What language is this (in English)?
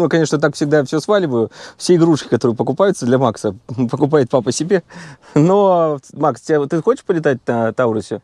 Russian